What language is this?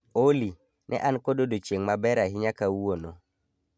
Luo (Kenya and Tanzania)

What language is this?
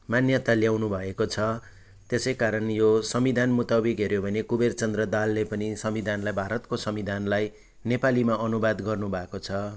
Nepali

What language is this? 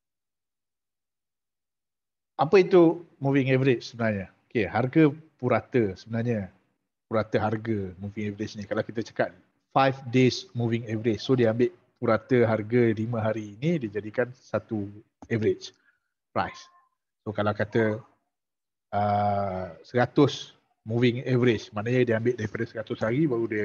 Malay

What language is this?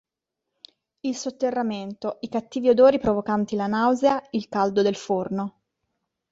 Italian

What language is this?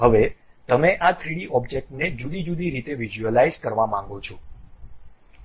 Gujarati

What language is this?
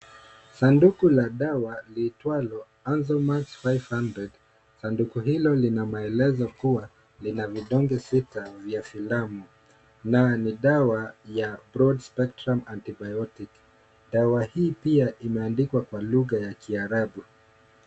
Swahili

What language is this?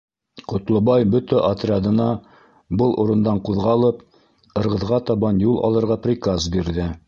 Bashkir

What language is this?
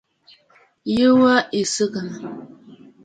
Bafut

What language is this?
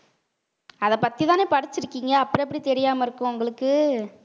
Tamil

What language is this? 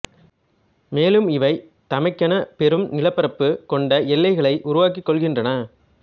Tamil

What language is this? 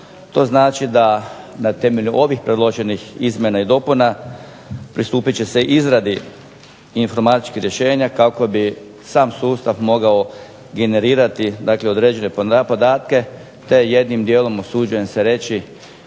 Croatian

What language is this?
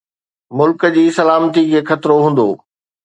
Sindhi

